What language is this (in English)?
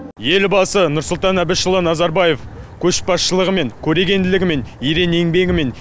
Kazakh